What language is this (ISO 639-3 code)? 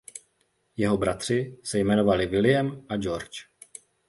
ces